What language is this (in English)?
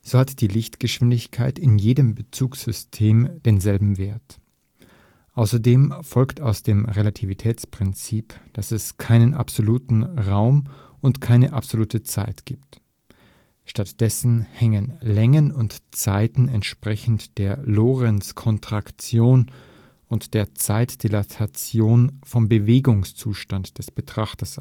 German